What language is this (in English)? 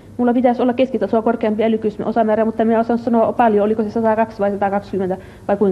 Finnish